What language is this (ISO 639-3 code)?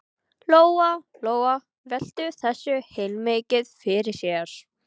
isl